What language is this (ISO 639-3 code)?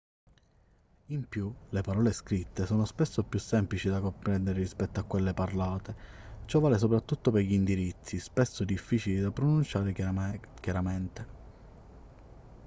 ita